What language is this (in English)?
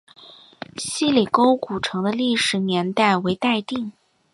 Chinese